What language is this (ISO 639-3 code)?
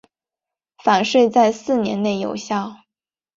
zho